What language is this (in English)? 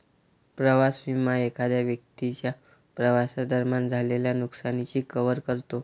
Marathi